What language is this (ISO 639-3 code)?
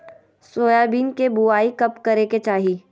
mag